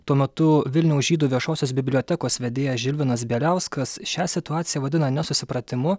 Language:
Lithuanian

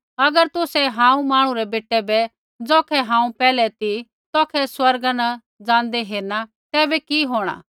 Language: Kullu Pahari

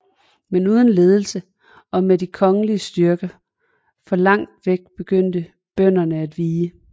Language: Danish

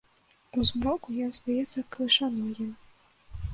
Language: Belarusian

